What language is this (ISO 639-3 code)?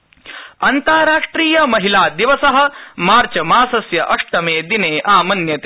san